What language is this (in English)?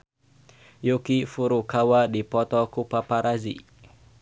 Sundanese